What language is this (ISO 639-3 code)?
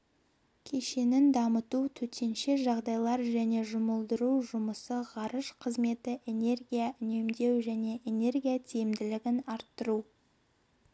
kaz